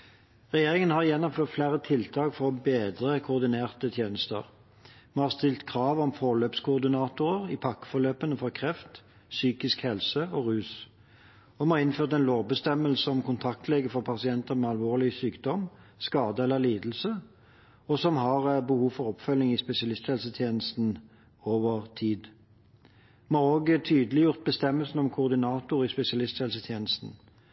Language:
Norwegian Bokmål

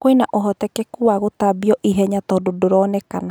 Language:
Kikuyu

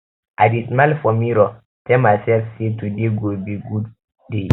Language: Nigerian Pidgin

